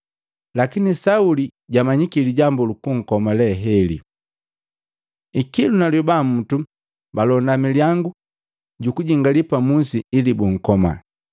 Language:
Matengo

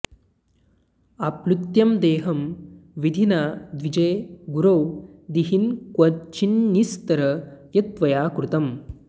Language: Sanskrit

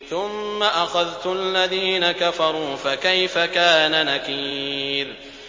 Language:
Arabic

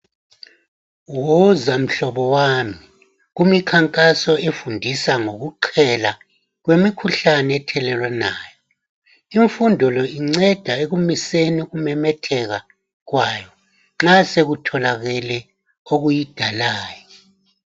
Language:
North Ndebele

